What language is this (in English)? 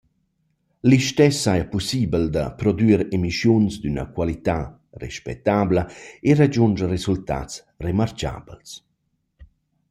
Romansh